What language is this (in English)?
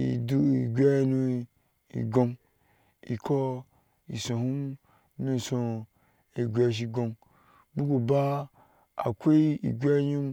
Ashe